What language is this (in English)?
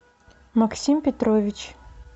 Russian